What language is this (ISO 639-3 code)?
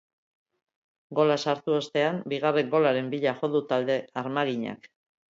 eus